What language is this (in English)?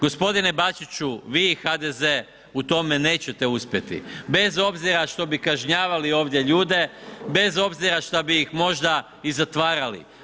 Croatian